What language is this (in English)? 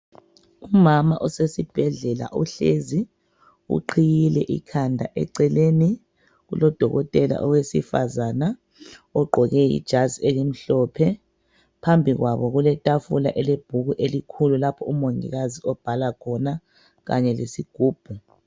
North Ndebele